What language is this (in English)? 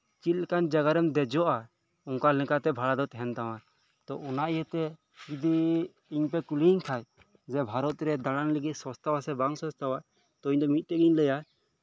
Santali